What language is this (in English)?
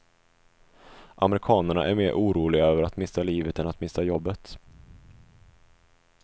Swedish